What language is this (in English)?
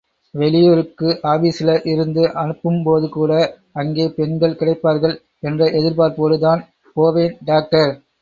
Tamil